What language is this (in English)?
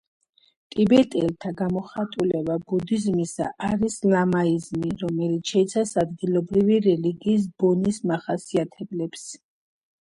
Georgian